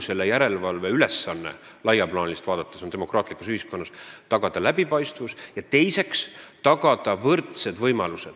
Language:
Estonian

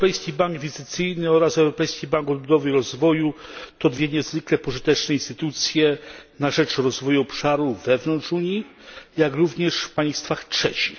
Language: Polish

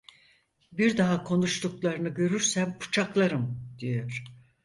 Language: Turkish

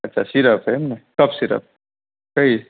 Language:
Gujarati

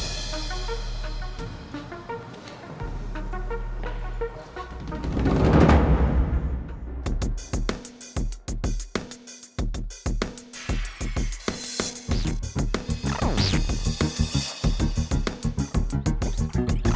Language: Indonesian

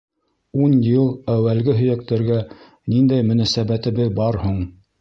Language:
Bashkir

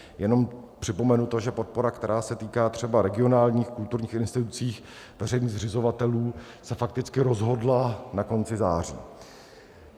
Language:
Czech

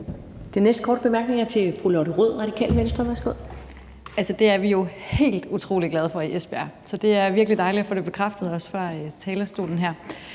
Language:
Danish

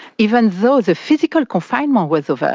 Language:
English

